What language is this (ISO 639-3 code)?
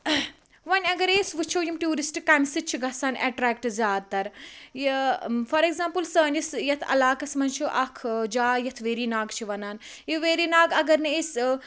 kas